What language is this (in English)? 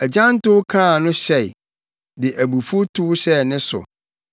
Akan